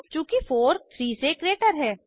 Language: Hindi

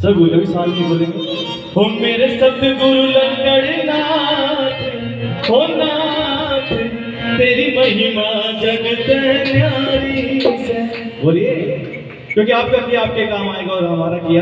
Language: Arabic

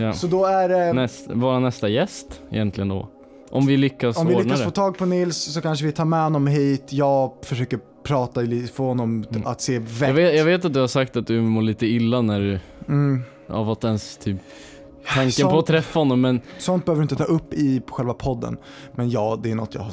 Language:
Swedish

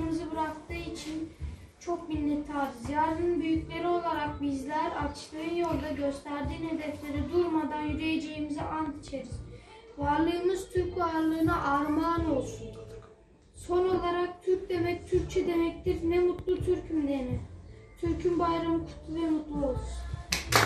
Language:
Turkish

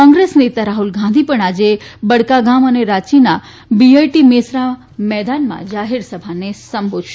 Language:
Gujarati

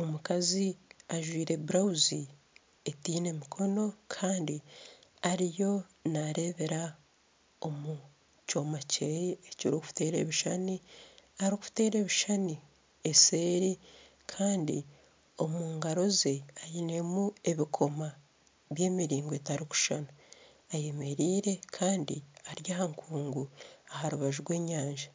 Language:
Nyankole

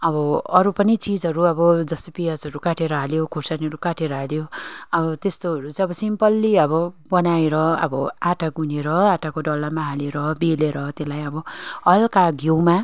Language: Nepali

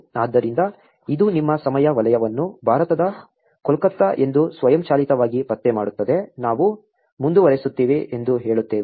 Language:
Kannada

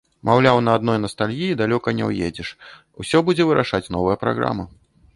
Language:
Belarusian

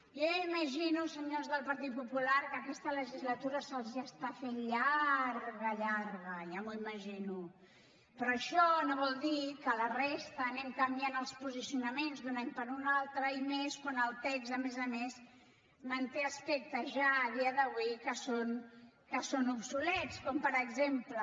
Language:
Catalan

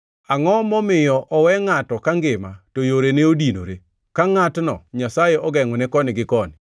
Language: Luo (Kenya and Tanzania)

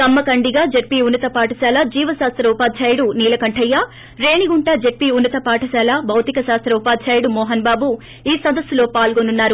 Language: Telugu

